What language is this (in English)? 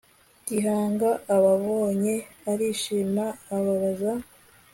Kinyarwanda